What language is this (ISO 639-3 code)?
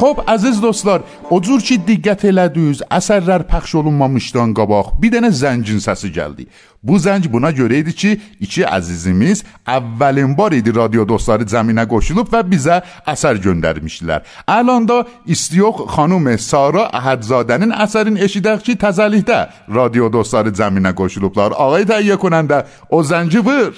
fas